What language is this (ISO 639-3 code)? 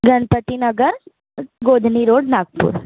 mar